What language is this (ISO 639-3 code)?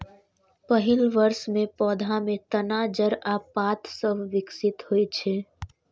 mai